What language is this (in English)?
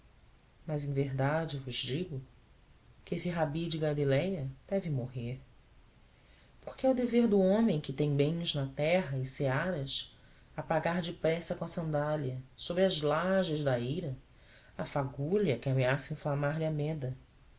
Portuguese